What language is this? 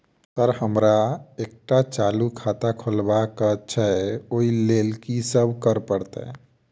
Maithili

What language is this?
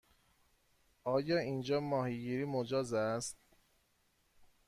Persian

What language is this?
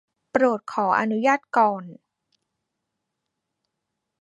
Thai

